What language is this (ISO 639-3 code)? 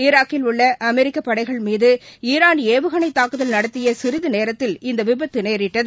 tam